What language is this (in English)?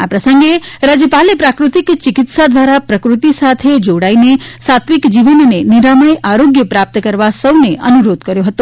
Gujarati